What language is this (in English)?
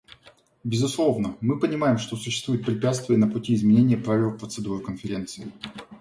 Russian